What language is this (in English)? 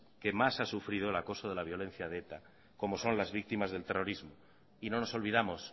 Spanish